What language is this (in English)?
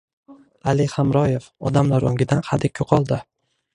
Uzbek